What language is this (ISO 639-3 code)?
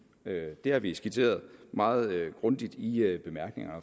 dan